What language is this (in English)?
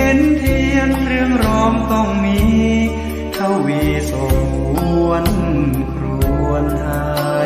Thai